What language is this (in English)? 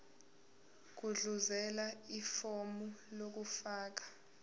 Zulu